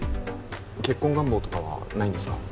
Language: Japanese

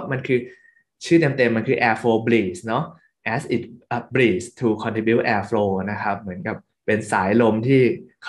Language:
Thai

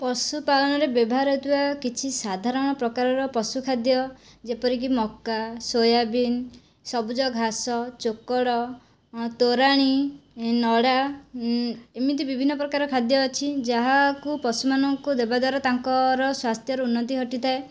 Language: Odia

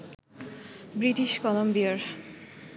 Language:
Bangla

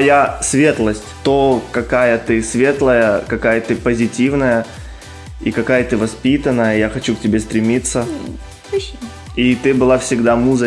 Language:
Russian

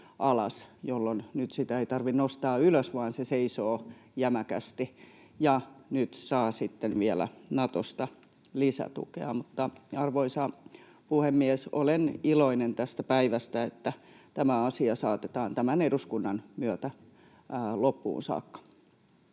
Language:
Finnish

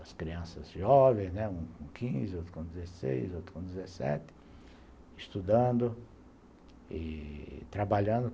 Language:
Portuguese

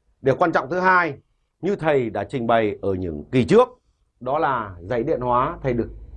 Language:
Vietnamese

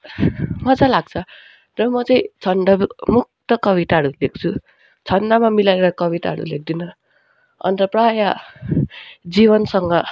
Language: Nepali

